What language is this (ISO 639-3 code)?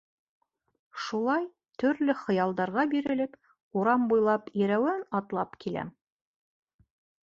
bak